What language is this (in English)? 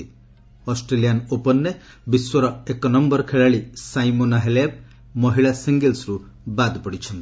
Odia